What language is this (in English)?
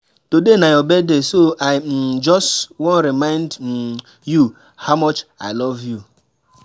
Nigerian Pidgin